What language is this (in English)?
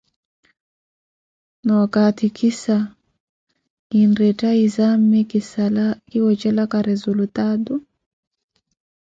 Koti